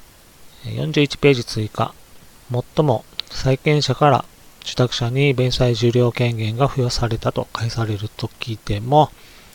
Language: Japanese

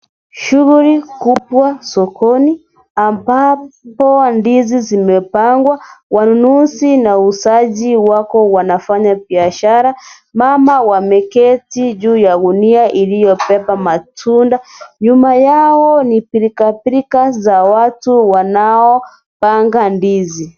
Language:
Swahili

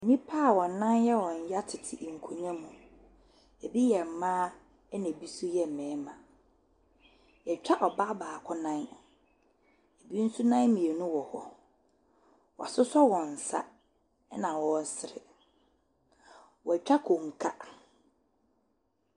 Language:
Akan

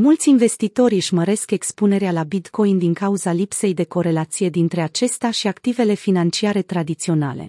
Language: Romanian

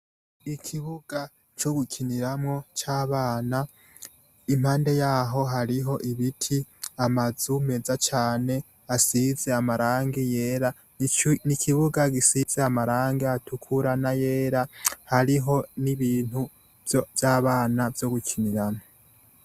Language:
Rundi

